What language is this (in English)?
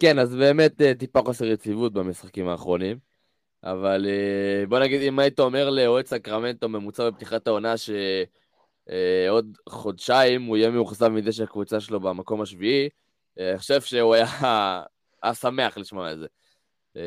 Hebrew